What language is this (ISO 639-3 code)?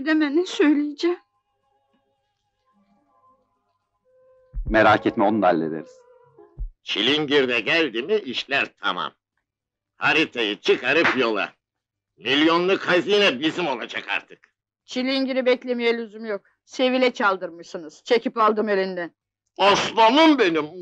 tur